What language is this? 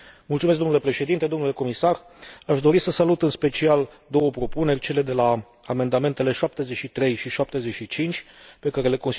Romanian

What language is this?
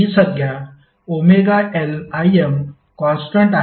Marathi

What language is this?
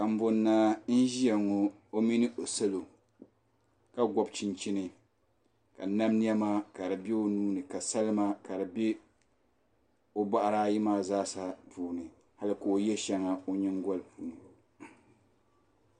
Dagbani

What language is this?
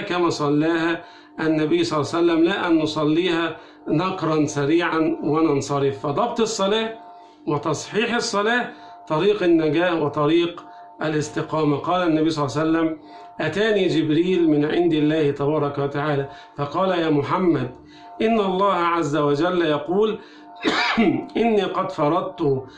Arabic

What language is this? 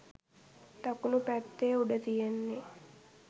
Sinhala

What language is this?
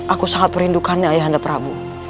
Indonesian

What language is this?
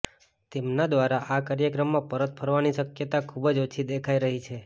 Gujarati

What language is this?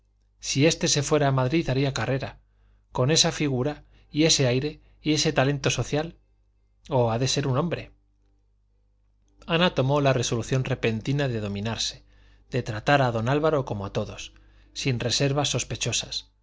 Spanish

